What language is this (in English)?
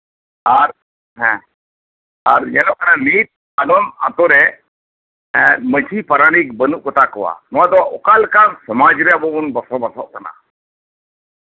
Santali